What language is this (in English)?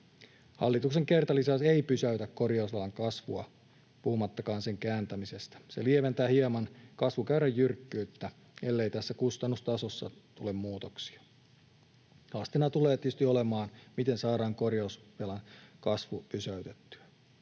Finnish